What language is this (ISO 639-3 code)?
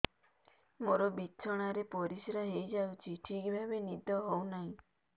ori